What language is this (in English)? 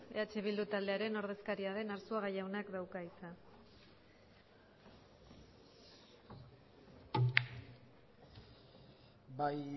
Basque